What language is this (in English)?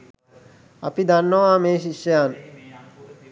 Sinhala